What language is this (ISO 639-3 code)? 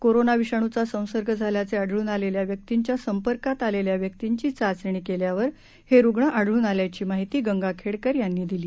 mar